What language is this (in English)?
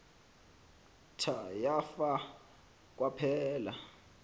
Xhosa